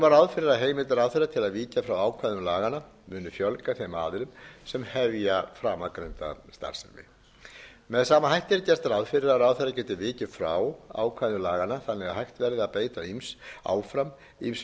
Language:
Icelandic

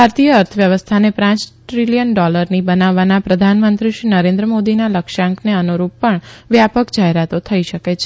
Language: Gujarati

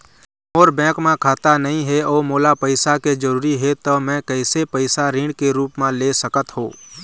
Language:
Chhattisgarhi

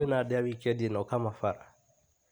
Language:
Kikuyu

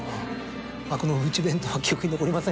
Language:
Japanese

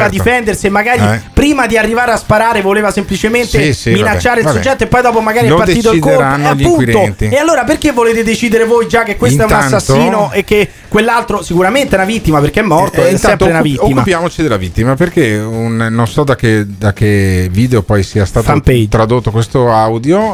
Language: Italian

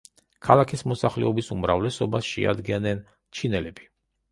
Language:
Georgian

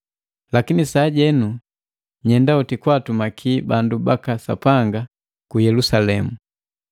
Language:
Matengo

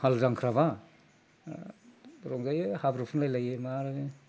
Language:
Bodo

